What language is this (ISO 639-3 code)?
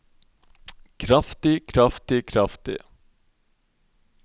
nor